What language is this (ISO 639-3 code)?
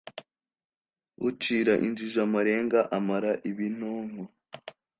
kin